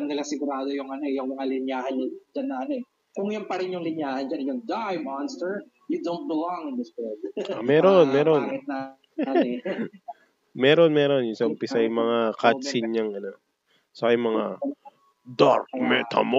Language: Filipino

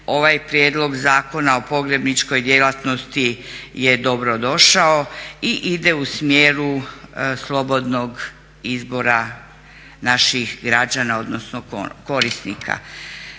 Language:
Croatian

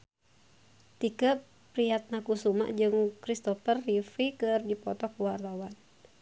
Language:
Sundanese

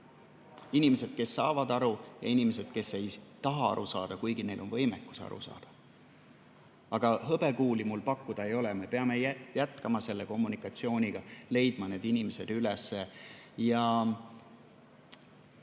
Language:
Estonian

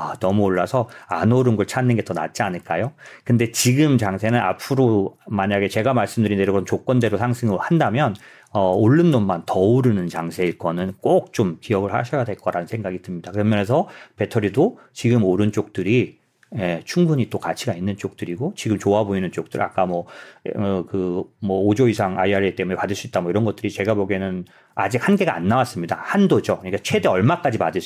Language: Korean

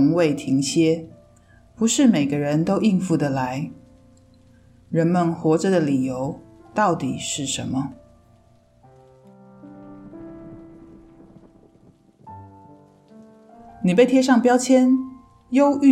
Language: Chinese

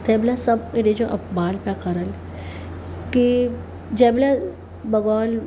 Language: Sindhi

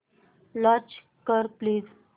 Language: Marathi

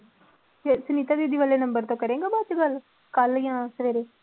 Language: Punjabi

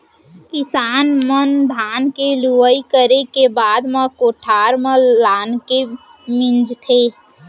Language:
Chhattisgarhi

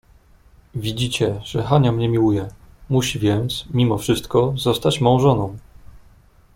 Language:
Polish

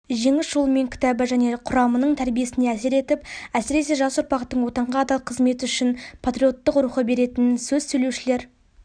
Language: Kazakh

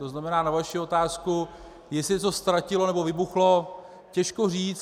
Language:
Czech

